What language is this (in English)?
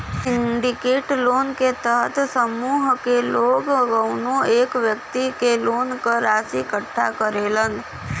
Bhojpuri